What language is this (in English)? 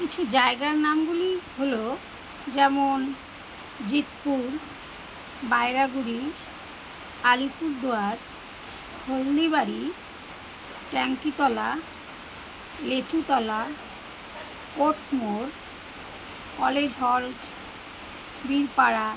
Bangla